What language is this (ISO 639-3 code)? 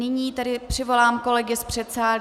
ces